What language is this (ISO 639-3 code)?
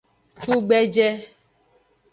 ajg